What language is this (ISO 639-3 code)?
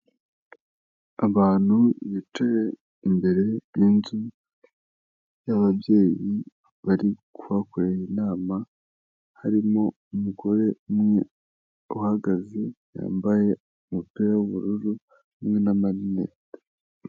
kin